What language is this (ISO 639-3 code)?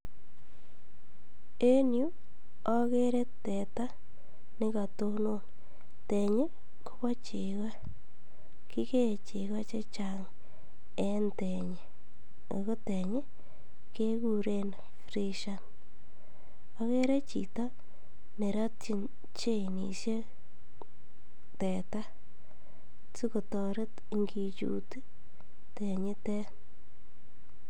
kln